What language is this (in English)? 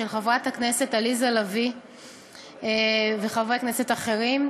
Hebrew